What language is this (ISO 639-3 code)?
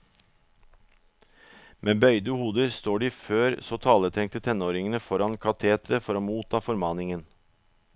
nor